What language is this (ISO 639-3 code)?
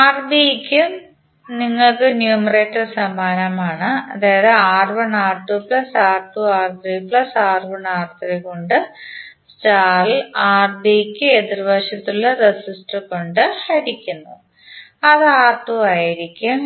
mal